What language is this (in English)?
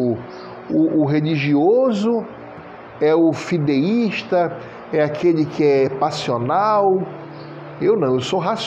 Portuguese